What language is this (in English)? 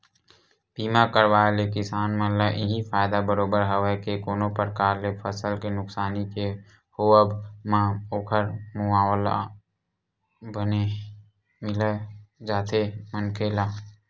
Chhattisgarhi